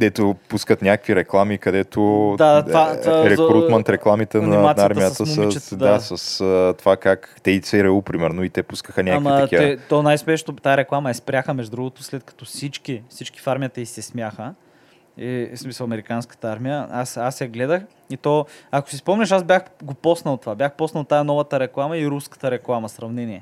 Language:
Bulgarian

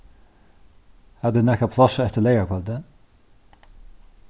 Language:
Faroese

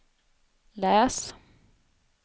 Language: Swedish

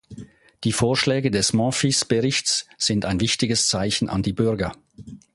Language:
German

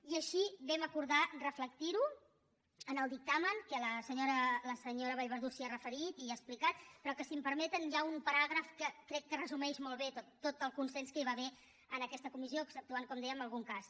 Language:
Catalan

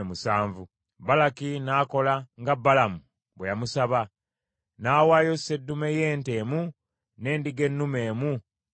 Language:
Ganda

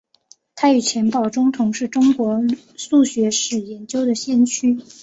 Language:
Chinese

